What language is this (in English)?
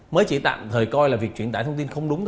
Vietnamese